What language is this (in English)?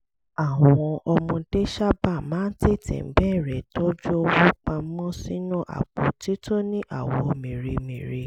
Yoruba